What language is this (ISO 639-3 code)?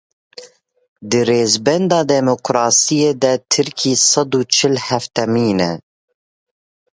kur